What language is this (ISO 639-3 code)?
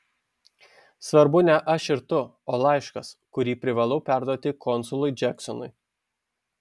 lit